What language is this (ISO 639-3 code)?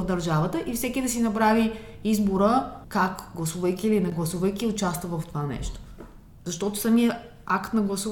bul